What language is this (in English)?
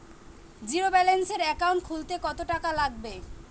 Bangla